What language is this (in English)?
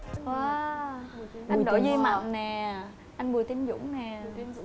Vietnamese